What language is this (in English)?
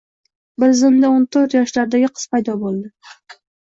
Uzbek